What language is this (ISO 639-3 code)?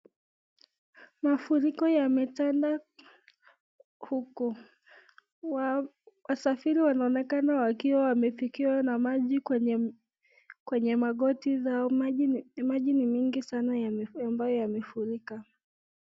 swa